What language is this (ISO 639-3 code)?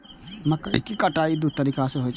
mai